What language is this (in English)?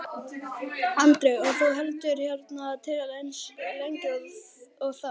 Icelandic